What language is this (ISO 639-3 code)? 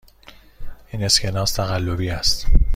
fas